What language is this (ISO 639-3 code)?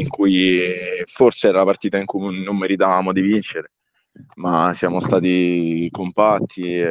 ita